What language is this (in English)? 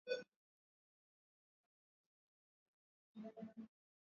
Swahili